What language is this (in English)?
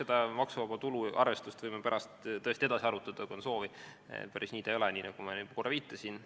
Estonian